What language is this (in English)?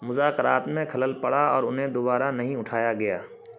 Urdu